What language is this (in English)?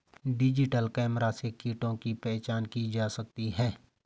Hindi